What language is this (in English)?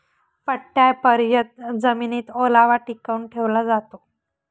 Marathi